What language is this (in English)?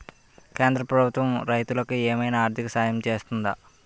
Telugu